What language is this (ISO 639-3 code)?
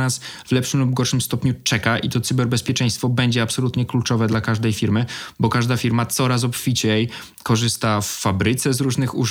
pol